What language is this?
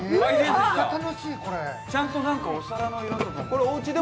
Japanese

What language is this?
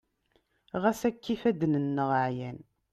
Kabyle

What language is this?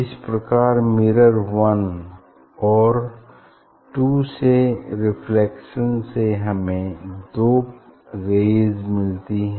Hindi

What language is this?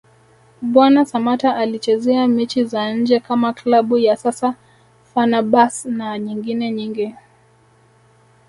Swahili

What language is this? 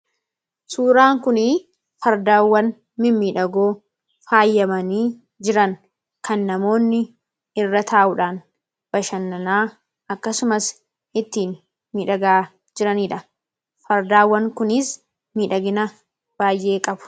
Oromo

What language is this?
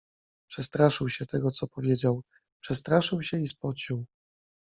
Polish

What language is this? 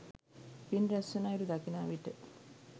Sinhala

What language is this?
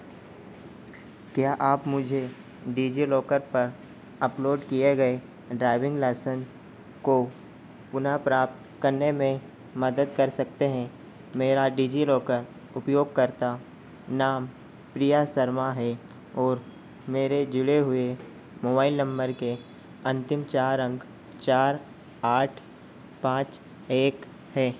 Hindi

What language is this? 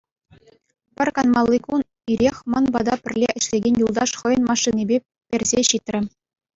Chuvash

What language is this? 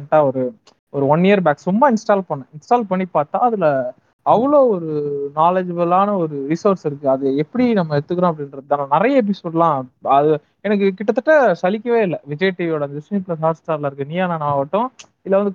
Tamil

